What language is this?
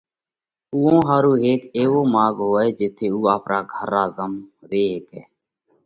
Parkari Koli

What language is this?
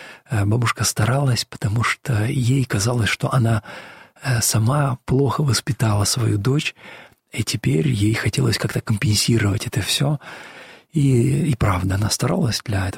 Russian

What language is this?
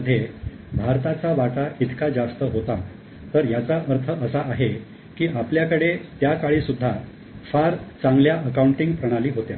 Marathi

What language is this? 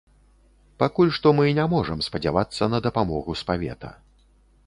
Belarusian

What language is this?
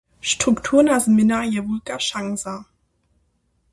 Upper Sorbian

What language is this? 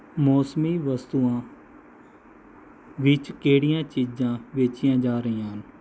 Punjabi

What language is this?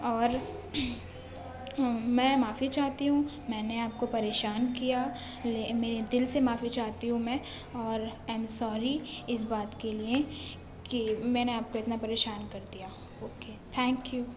Urdu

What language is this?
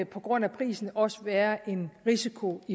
Danish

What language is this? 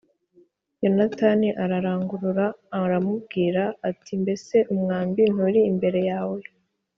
Kinyarwanda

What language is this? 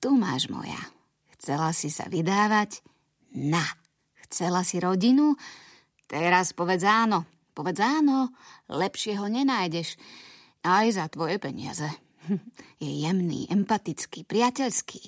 Slovak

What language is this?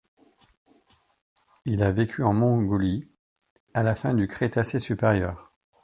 French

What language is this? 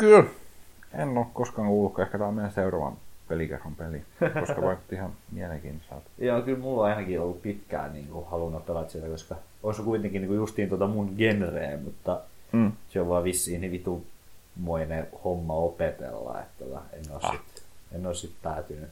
Finnish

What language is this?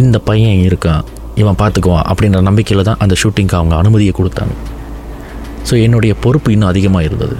Tamil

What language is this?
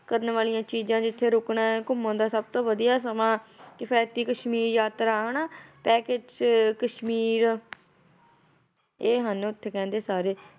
Punjabi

